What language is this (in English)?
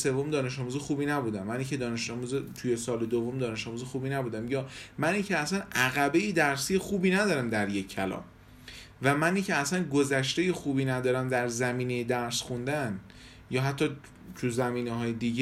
Persian